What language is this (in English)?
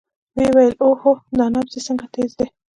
Pashto